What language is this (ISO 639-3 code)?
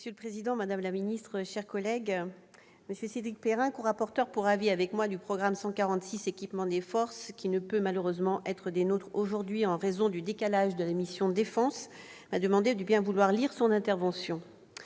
fra